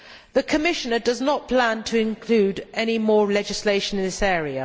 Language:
English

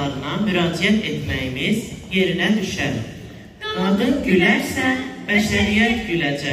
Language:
Turkish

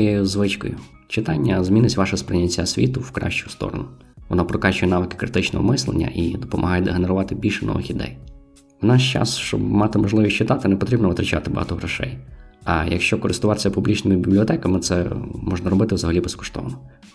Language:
Ukrainian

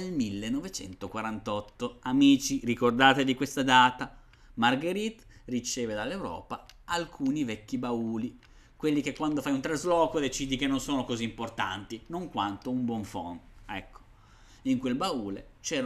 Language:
Italian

